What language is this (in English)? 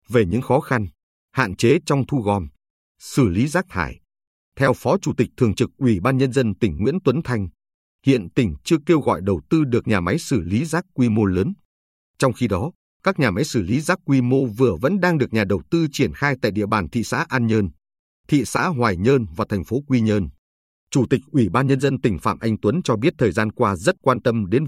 Vietnamese